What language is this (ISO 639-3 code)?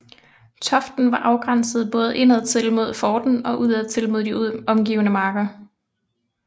dan